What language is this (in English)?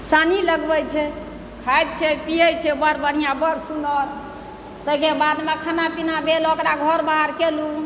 Maithili